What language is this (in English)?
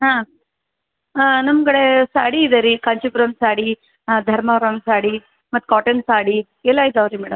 Kannada